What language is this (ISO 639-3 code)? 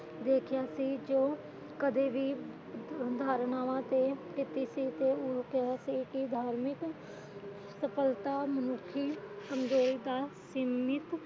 pan